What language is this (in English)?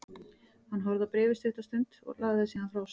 Icelandic